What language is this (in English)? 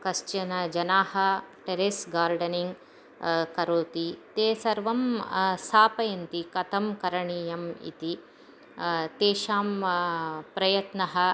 Sanskrit